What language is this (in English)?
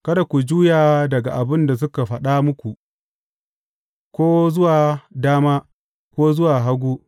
Hausa